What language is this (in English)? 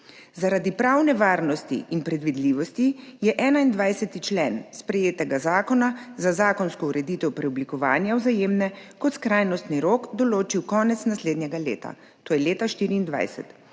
Slovenian